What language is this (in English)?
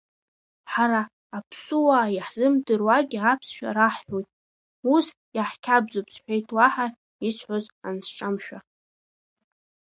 Abkhazian